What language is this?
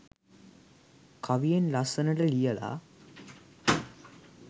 Sinhala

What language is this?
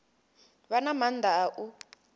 Venda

